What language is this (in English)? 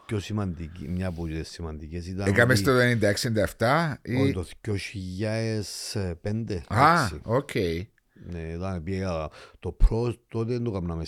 Greek